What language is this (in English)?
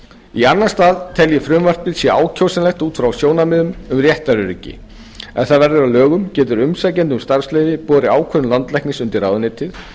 Icelandic